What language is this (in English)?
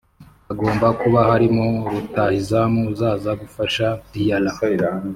Kinyarwanda